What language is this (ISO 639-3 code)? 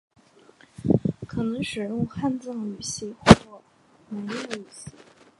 zho